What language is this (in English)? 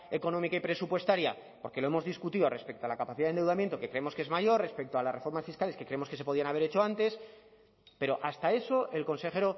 Spanish